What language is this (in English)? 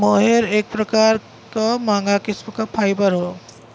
Bhojpuri